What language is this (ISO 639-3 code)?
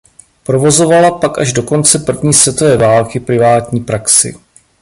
ces